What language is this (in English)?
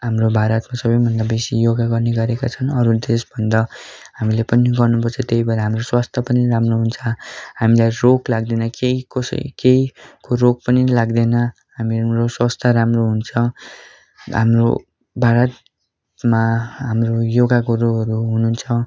Nepali